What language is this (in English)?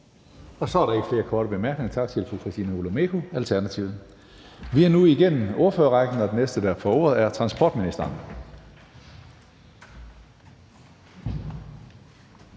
Danish